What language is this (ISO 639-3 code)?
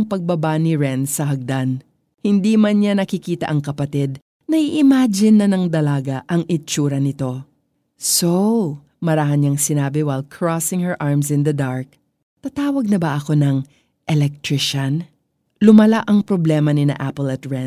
fil